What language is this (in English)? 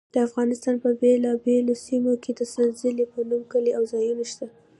Pashto